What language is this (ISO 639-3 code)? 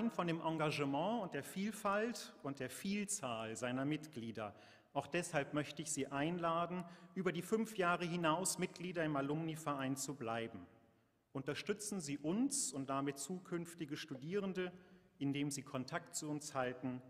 deu